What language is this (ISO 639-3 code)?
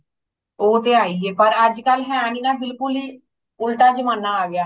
pan